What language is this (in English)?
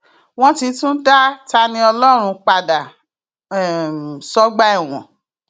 Yoruba